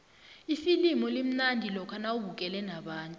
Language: South Ndebele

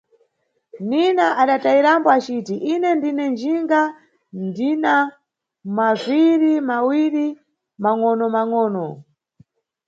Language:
Nyungwe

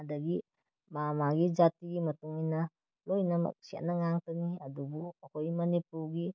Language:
Manipuri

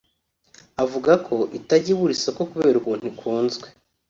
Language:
Kinyarwanda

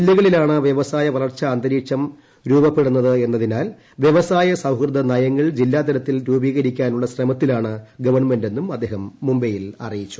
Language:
Malayalam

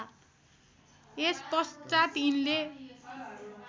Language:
Nepali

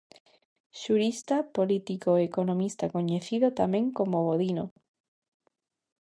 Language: Galician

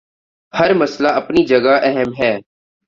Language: Urdu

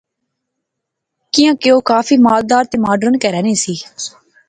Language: Pahari-Potwari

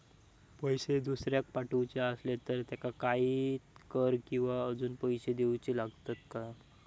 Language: Marathi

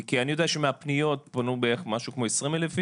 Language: Hebrew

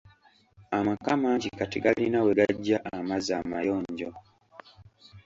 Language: Ganda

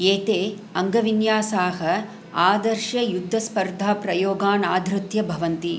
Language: Sanskrit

